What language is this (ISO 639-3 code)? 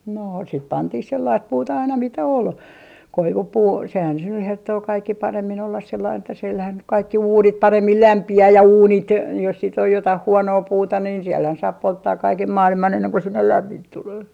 fin